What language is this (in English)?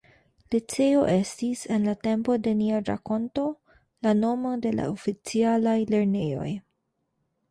Esperanto